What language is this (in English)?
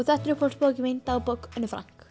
Icelandic